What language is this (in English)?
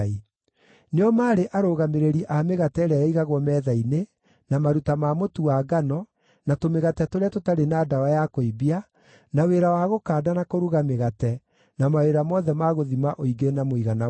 Kikuyu